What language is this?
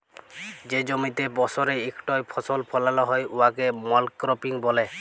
Bangla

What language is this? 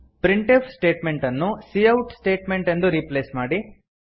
Kannada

